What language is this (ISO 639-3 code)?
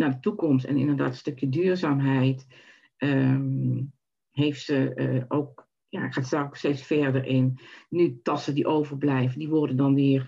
nld